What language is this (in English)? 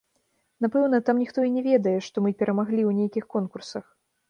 Belarusian